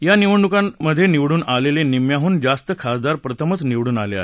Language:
Marathi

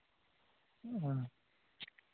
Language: Santali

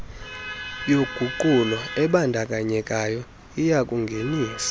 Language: Xhosa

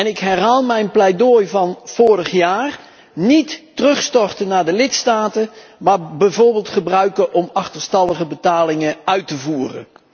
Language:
Dutch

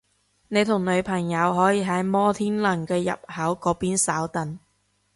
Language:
Cantonese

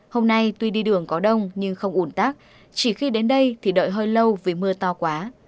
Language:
Vietnamese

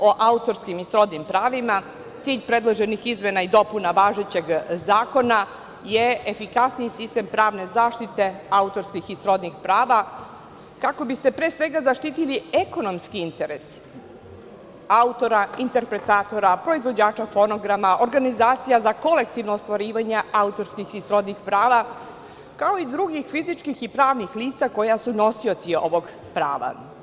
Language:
Serbian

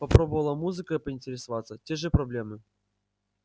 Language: Russian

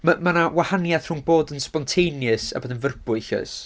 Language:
Welsh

